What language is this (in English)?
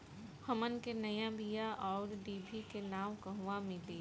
Bhojpuri